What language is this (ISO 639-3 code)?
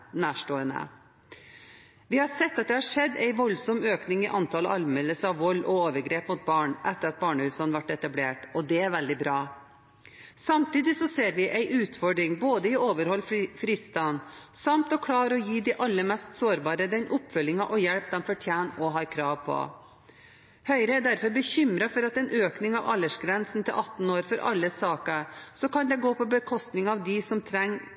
nob